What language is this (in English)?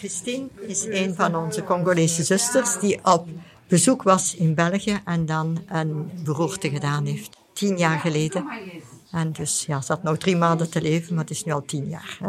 Dutch